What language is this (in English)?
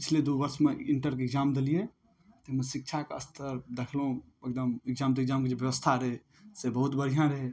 Maithili